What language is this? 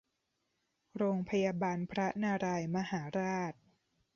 Thai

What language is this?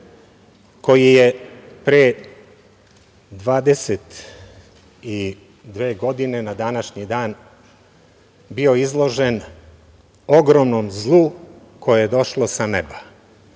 Serbian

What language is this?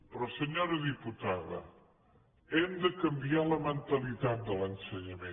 Catalan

